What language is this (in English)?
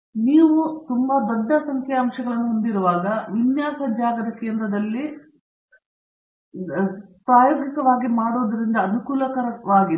Kannada